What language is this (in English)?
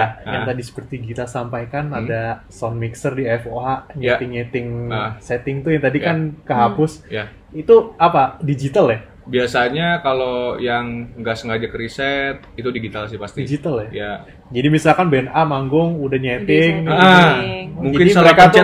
Indonesian